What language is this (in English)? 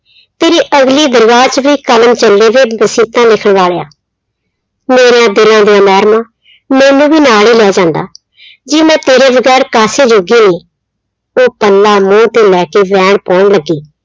Punjabi